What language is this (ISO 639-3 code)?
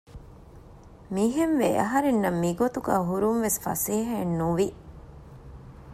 div